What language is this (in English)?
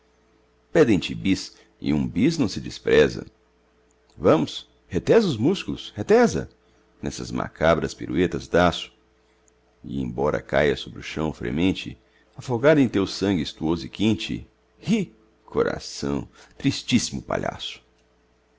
Portuguese